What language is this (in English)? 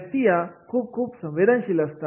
Marathi